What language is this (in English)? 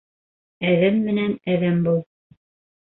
Bashkir